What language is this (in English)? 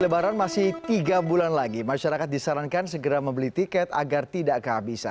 Indonesian